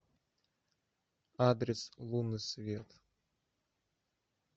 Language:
Russian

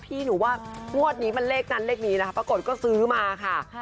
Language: Thai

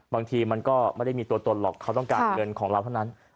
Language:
Thai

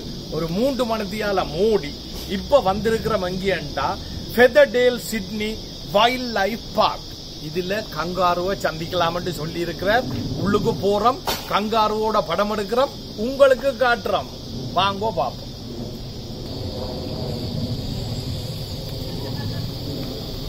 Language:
Turkish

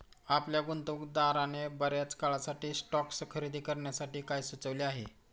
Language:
Marathi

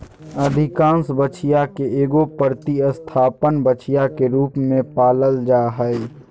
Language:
Magahi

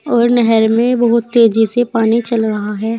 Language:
Hindi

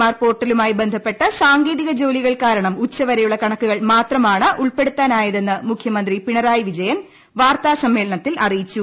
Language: Malayalam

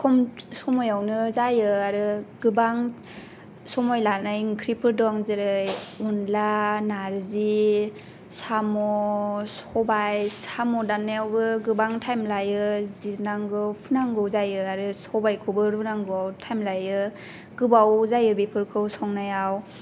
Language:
Bodo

